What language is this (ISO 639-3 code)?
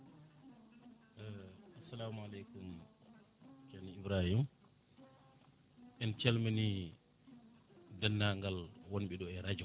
ful